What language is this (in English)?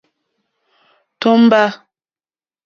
Mokpwe